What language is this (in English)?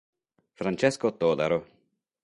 Italian